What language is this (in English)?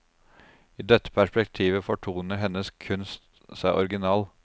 Norwegian